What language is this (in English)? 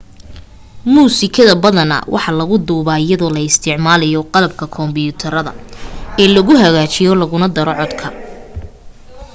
Somali